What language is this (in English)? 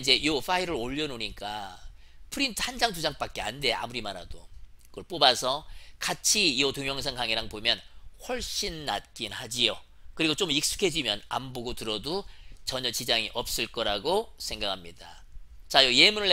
Korean